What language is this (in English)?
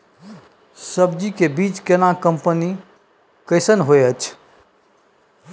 Maithili